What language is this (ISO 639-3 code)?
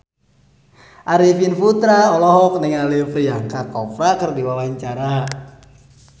sun